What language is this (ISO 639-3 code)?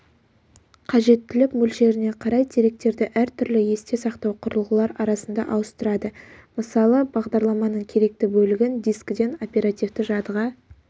kaz